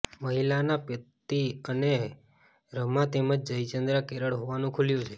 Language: Gujarati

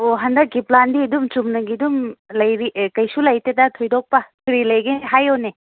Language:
Manipuri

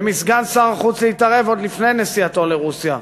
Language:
Hebrew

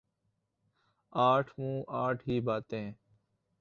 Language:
Urdu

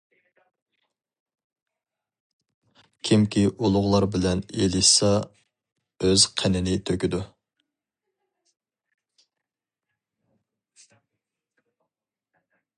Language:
Uyghur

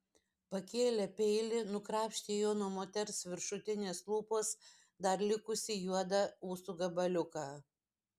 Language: Lithuanian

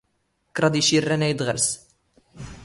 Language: Standard Moroccan Tamazight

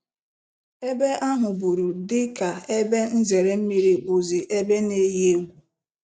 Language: Igbo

